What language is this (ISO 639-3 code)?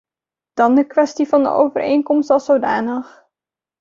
nld